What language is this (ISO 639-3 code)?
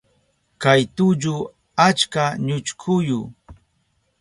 qup